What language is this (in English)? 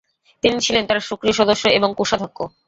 Bangla